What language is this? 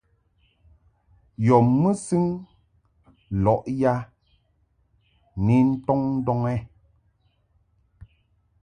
Mungaka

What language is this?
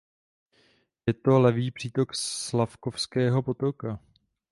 Czech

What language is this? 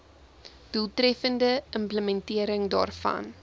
Afrikaans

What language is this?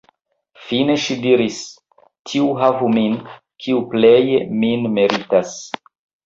Esperanto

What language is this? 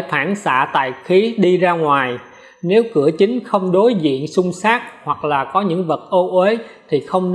Vietnamese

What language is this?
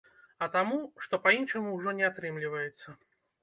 Belarusian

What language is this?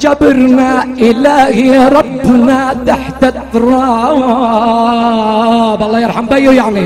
Arabic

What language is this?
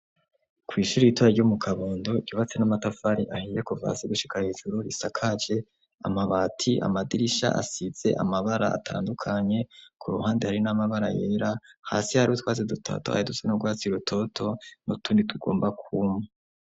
Rundi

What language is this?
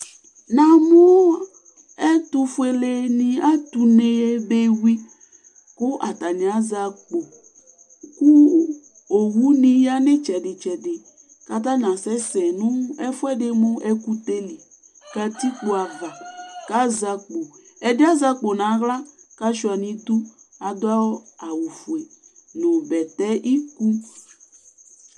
Ikposo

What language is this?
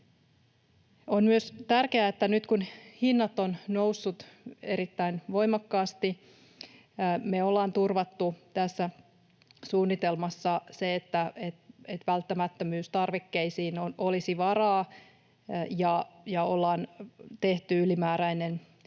Finnish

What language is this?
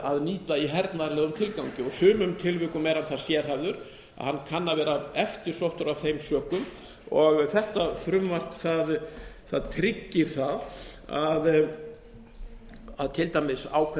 Icelandic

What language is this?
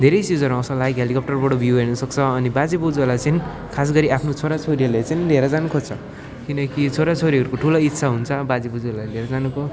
Nepali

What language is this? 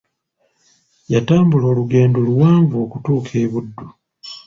Ganda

